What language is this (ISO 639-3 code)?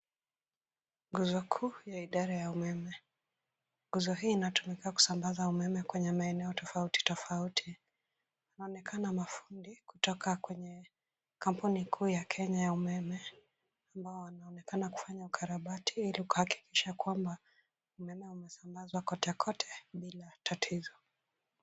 swa